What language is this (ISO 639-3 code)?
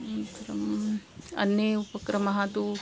san